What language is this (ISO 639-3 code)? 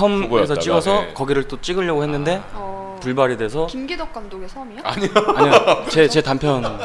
kor